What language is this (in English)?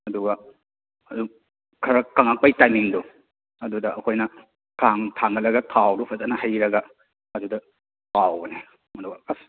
Manipuri